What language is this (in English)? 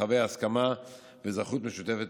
Hebrew